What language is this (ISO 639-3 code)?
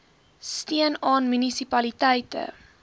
afr